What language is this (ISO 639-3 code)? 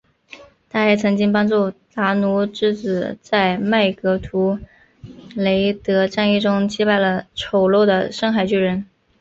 zho